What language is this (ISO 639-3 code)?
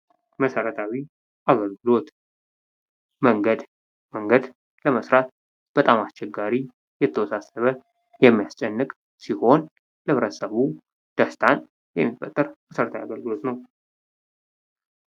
amh